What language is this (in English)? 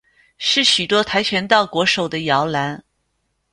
Chinese